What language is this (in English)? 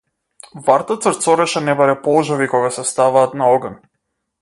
Macedonian